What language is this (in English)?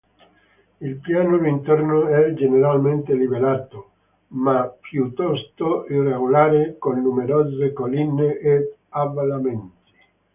Italian